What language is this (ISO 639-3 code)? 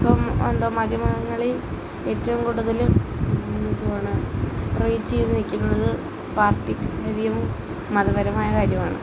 mal